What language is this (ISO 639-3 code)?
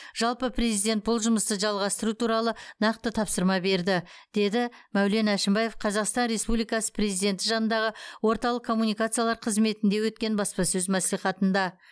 kaz